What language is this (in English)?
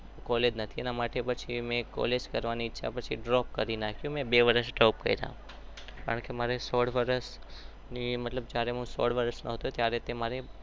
Gujarati